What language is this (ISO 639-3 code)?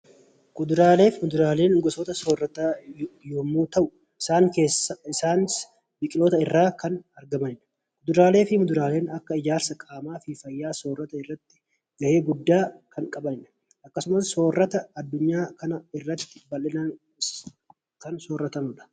orm